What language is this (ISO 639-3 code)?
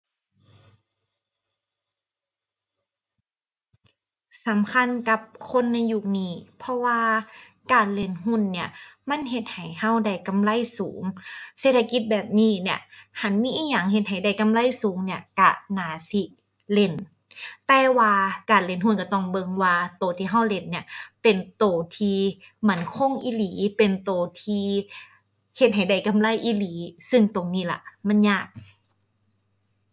tha